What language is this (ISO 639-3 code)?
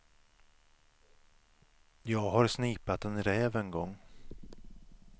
swe